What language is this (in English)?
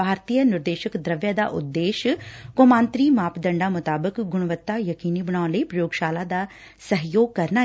Punjabi